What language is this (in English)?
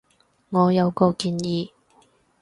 Cantonese